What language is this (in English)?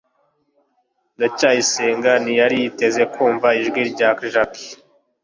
Kinyarwanda